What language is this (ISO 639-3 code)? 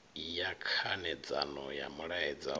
ven